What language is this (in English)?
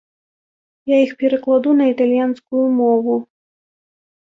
Belarusian